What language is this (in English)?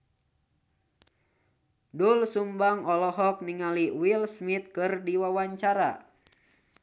Sundanese